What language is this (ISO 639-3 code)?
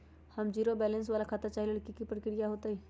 mag